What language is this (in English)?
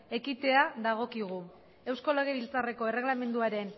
Basque